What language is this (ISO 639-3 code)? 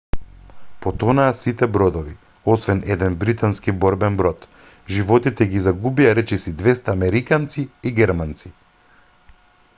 mkd